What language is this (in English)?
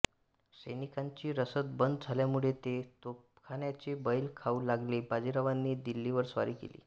Marathi